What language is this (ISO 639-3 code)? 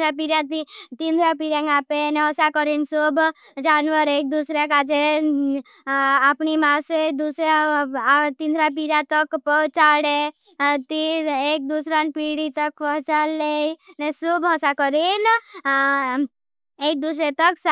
bhb